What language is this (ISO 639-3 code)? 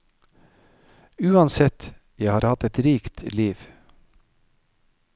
nor